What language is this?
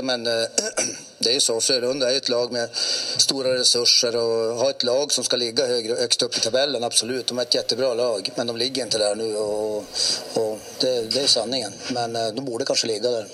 Swedish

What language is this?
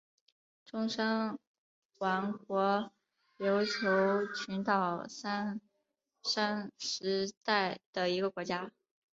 Chinese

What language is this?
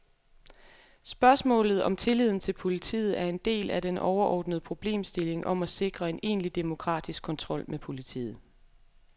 Danish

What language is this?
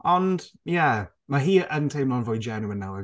Welsh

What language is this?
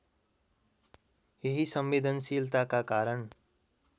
Nepali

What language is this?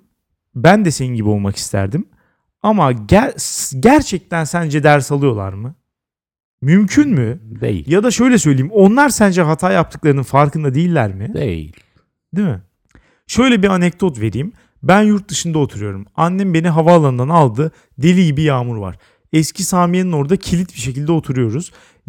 Turkish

